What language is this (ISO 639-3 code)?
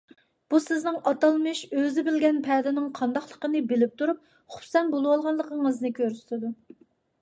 uig